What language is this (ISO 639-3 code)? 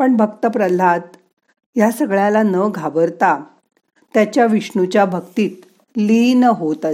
mar